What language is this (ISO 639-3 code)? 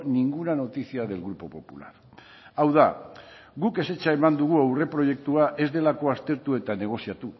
eus